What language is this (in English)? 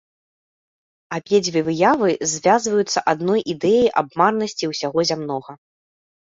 Belarusian